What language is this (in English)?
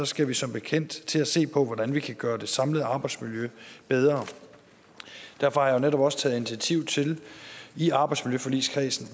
Danish